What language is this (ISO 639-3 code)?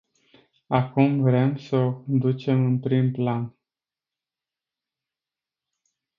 ron